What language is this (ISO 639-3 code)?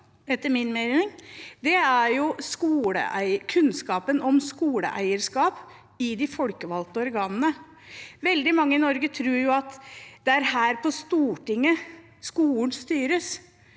nor